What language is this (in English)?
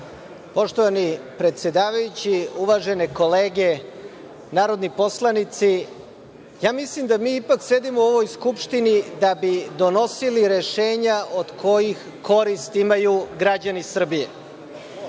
Serbian